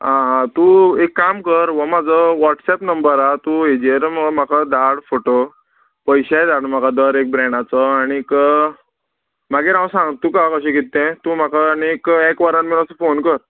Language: Konkani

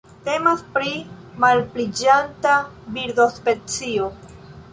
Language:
Esperanto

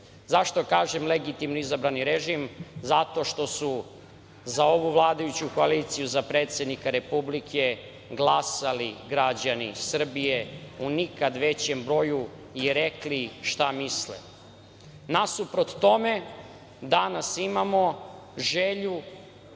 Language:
Serbian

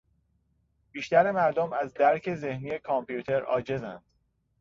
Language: Persian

